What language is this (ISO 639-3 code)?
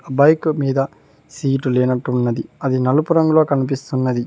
tel